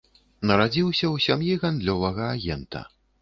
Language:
Belarusian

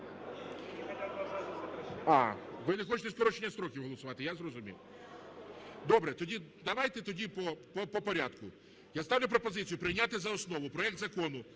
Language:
Ukrainian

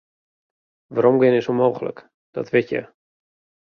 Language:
Western Frisian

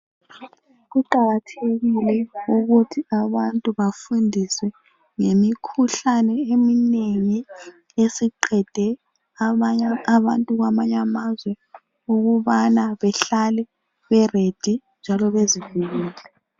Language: North Ndebele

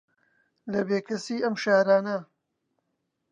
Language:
Central Kurdish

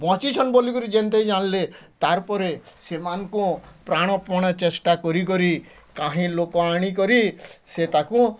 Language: Odia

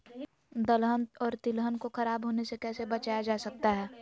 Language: Magahi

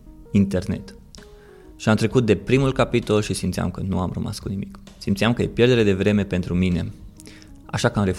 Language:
Romanian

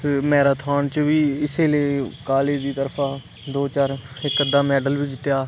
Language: Dogri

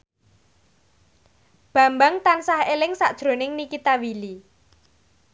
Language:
Javanese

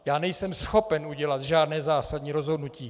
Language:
Czech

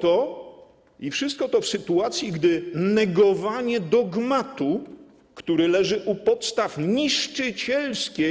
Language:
Polish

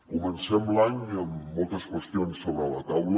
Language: Catalan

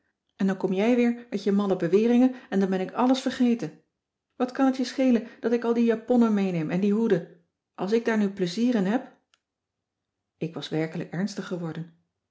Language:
Dutch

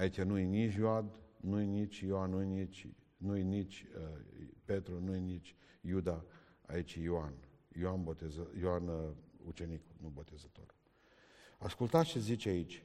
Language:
Romanian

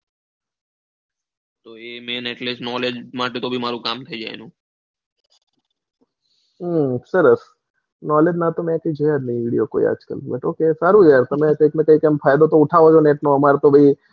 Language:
Gujarati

